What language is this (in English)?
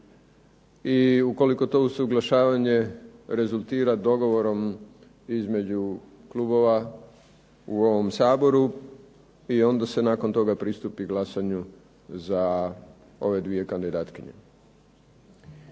Croatian